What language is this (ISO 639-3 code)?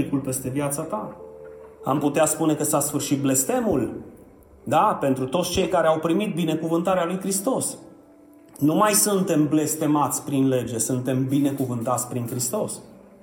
ron